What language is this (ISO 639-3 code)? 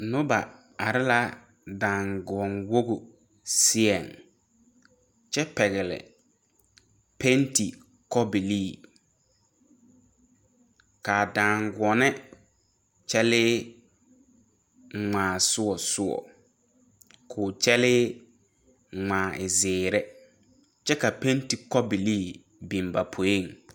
dga